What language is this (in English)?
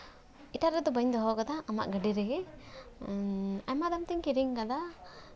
Santali